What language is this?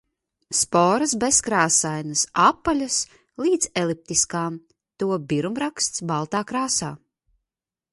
Latvian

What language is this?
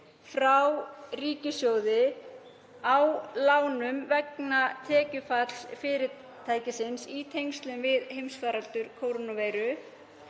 Icelandic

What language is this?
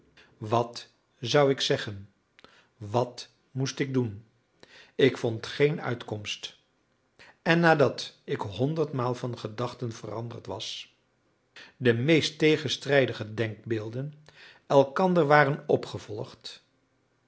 Dutch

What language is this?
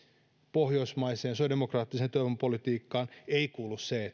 Finnish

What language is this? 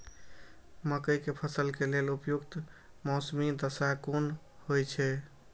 Maithili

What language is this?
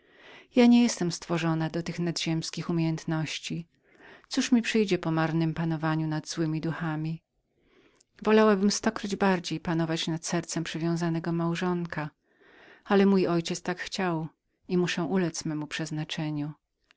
Polish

